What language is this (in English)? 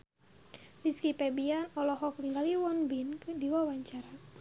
Sundanese